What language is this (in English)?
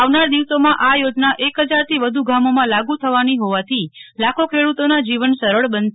Gujarati